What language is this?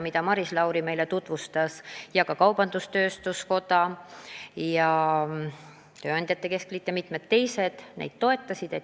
Estonian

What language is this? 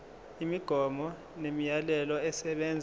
Zulu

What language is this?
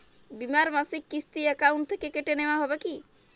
Bangla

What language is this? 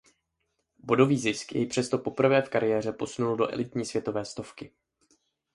Czech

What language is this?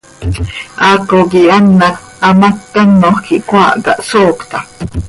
Seri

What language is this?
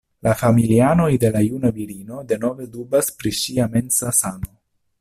Esperanto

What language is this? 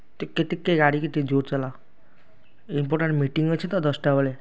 Odia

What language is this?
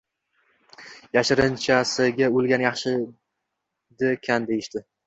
Uzbek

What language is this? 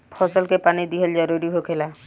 Bhojpuri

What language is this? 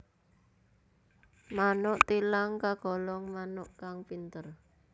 Javanese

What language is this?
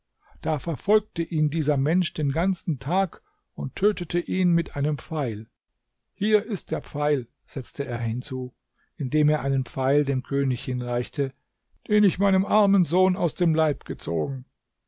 German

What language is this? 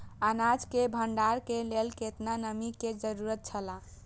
Maithili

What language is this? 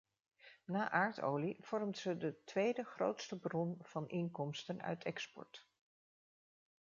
Dutch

